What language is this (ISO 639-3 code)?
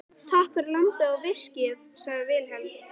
isl